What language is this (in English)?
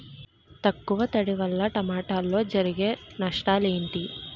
Telugu